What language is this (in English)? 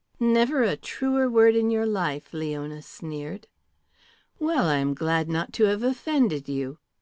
English